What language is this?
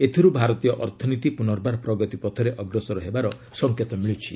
Odia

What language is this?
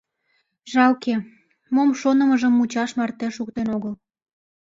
Mari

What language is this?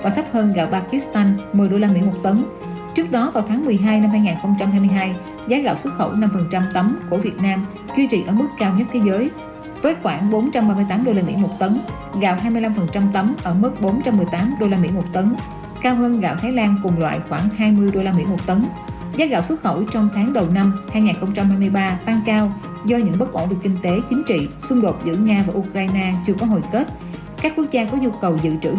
Vietnamese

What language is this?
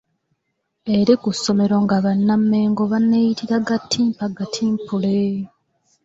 Ganda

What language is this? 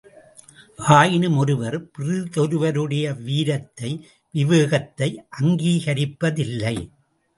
Tamil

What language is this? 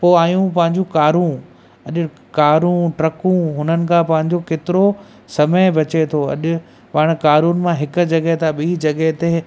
Sindhi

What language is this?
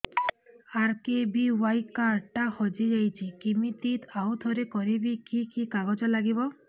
Odia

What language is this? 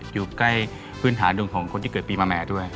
Thai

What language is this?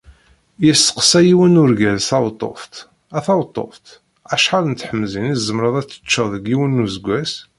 Kabyle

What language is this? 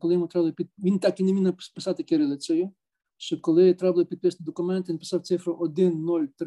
Ukrainian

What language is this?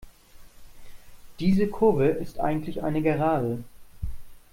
German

